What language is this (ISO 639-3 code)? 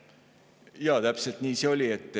est